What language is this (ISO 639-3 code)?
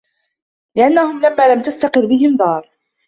ara